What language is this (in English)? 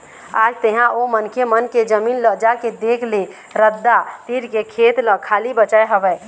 Chhattisgarhi